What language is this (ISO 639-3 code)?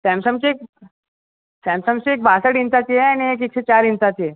mar